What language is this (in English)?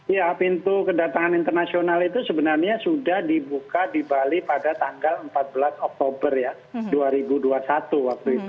Indonesian